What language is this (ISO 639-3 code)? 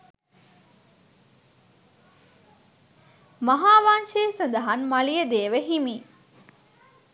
sin